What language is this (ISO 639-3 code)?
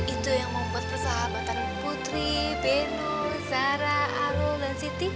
ind